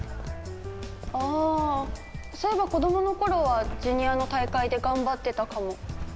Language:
Japanese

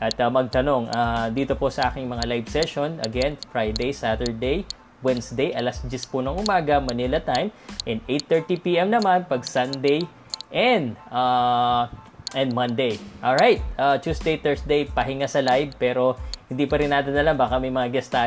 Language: Filipino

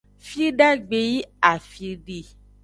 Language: Aja (Benin)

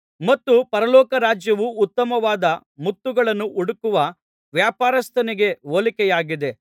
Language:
Kannada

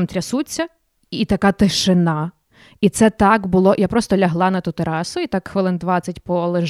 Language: Ukrainian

